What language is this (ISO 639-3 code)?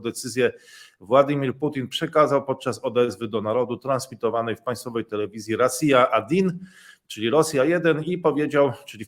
pol